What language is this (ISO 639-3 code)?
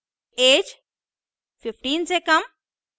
hin